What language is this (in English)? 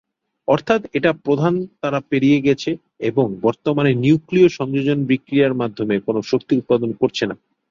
Bangla